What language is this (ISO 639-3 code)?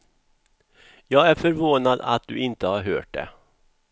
swe